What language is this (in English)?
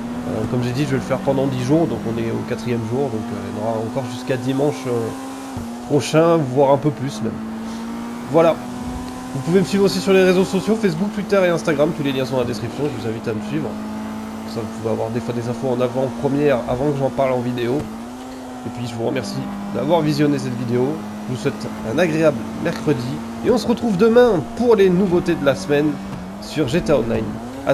French